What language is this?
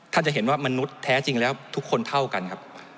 Thai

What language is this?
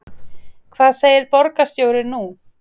Icelandic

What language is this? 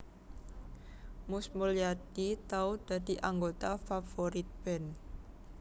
Javanese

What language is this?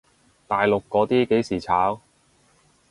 Cantonese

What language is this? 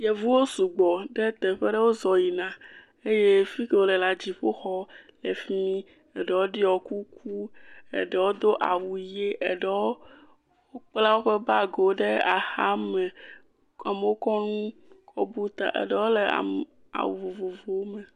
Ewe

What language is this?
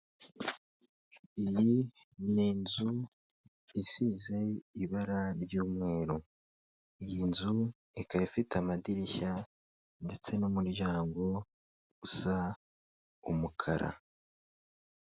Kinyarwanda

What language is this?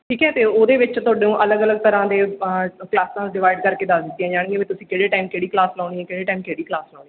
Punjabi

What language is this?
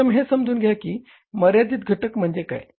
Marathi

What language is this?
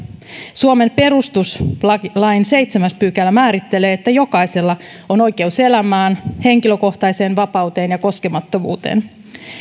Finnish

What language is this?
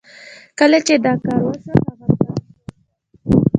Pashto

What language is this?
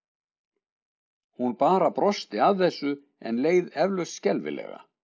Icelandic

